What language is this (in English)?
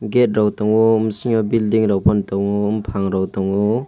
Kok Borok